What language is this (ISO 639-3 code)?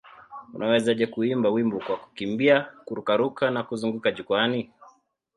swa